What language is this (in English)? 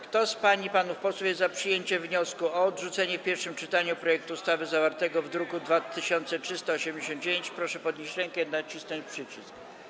Polish